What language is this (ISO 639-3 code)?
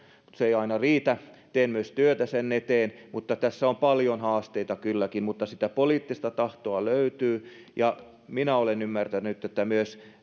fin